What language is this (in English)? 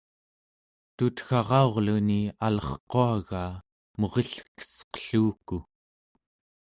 Central Yupik